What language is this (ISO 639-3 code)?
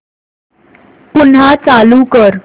mar